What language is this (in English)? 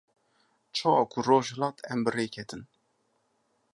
Kurdish